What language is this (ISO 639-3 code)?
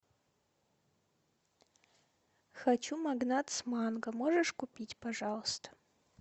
rus